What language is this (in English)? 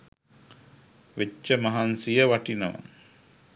Sinhala